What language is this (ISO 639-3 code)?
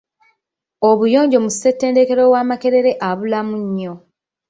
lug